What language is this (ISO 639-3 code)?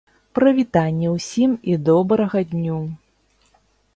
bel